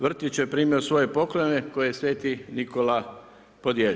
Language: Croatian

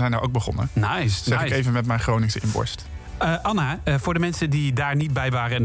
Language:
Dutch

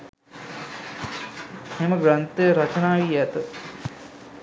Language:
Sinhala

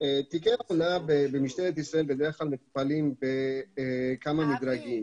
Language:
Hebrew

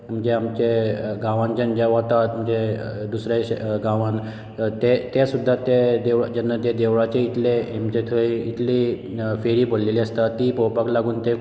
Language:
Konkani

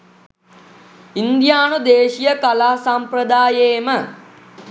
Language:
Sinhala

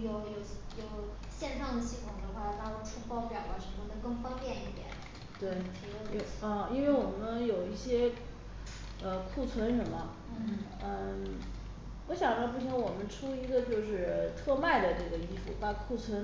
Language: Chinese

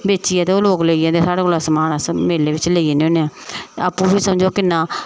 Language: Dogri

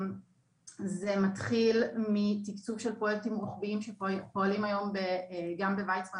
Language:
Hebrew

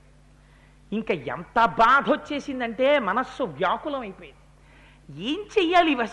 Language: Telugu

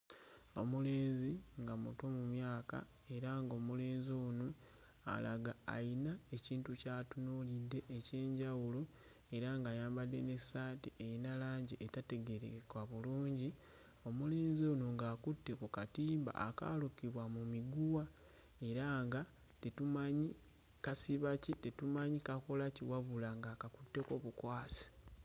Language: Ganda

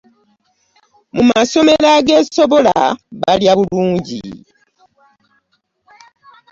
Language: Ganda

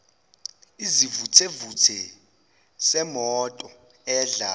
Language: Zulu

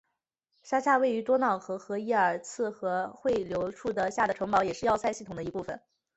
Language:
Chinese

